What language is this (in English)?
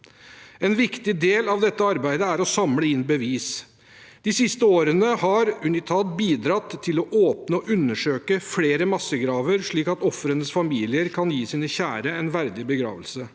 Norwegian